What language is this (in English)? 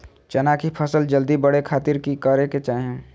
Magahi